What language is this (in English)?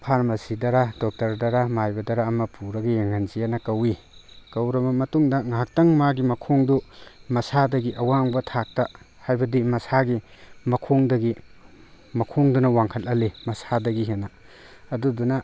Manipuri